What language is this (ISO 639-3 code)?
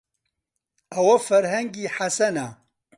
ckb